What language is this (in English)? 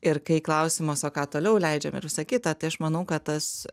Lithuanian